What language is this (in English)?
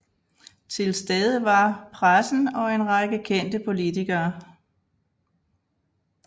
Danish